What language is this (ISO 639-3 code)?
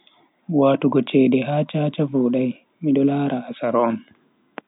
fui